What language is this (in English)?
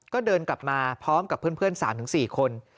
Thai